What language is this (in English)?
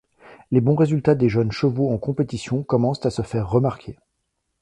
French